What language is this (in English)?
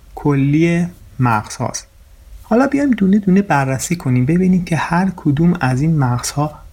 Persian